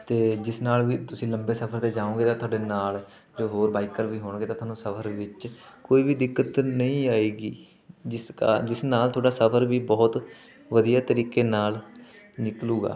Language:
Punjabi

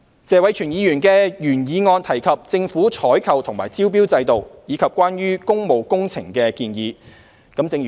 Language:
Cantonese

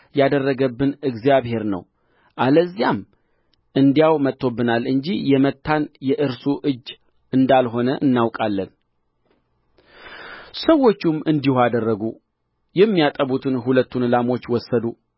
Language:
Amharic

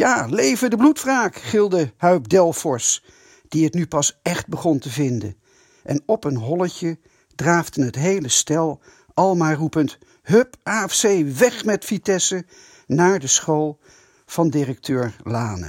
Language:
Dutch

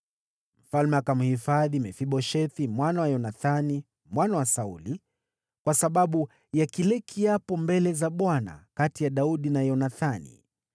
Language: Swahili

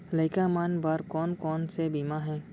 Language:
Chhattisgarhi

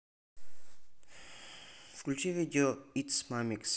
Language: Russian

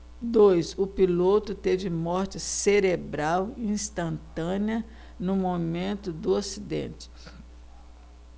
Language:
Portuguese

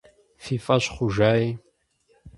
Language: Kabardian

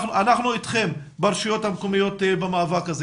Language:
Hebrew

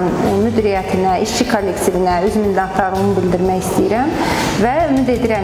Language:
Turkish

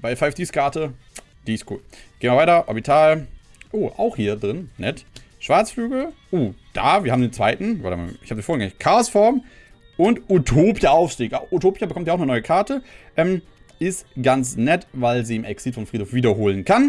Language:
German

